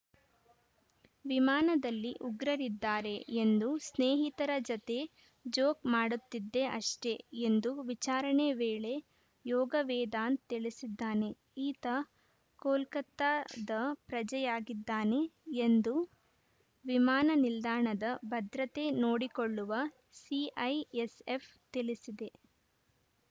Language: Kannada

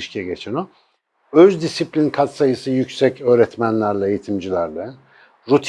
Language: Turkish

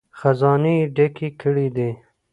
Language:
Pashto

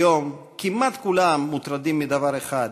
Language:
Hebrew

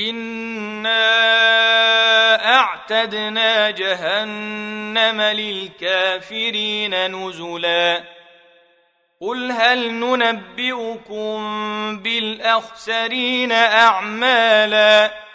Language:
Arabic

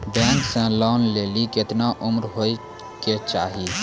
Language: Maithili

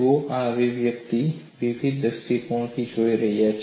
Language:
Gujarati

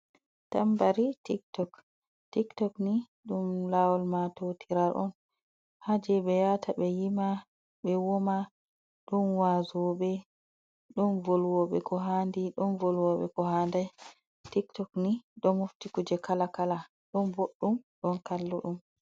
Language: Fula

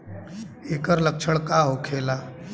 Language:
Bhojpuri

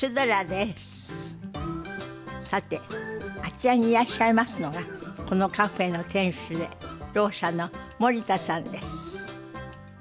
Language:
Japanese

